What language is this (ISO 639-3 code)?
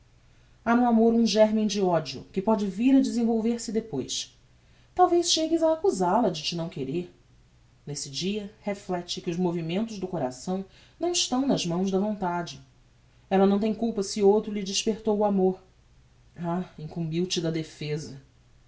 por